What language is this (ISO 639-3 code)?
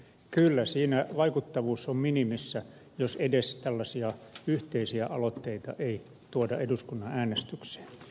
fin